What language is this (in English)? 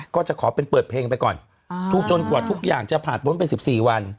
Thai